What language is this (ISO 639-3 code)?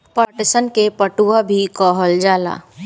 bho